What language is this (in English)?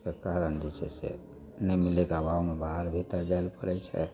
Maithili